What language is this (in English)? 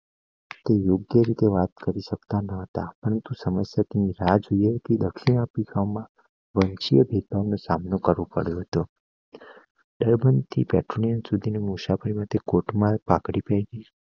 Gujarati